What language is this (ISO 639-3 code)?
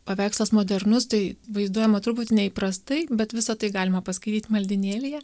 lit